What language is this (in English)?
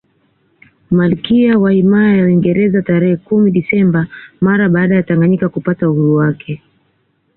Swahili